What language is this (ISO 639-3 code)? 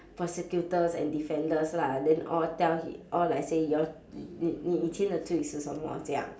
eng